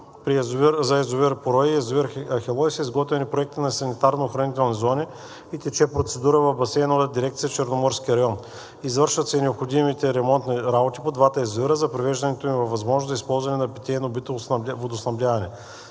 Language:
Bulgarian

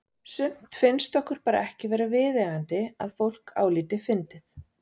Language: Icelandic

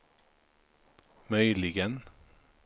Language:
Swedish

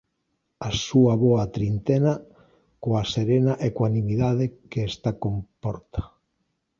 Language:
Galician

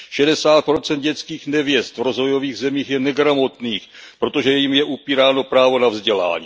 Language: Czech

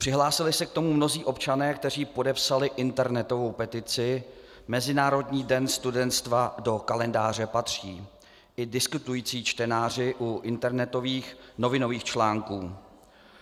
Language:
Czech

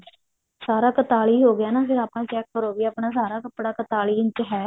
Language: Punjabi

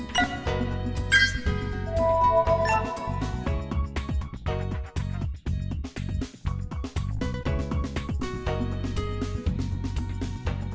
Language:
Vietnamese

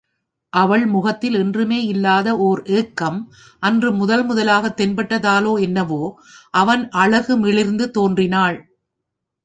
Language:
Tamil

